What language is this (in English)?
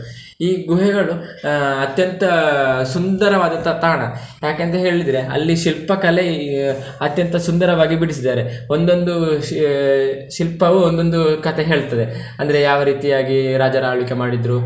Kannada